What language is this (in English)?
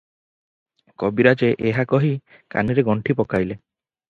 Odia